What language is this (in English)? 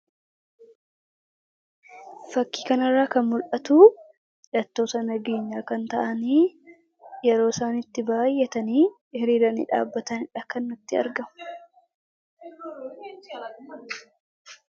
Oromo